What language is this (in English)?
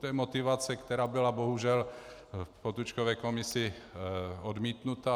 Czech